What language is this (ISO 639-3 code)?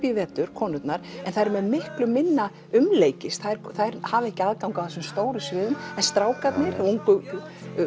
isl